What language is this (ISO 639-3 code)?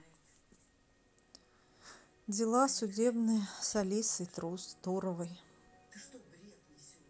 rus